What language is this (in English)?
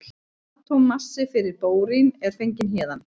Icelandic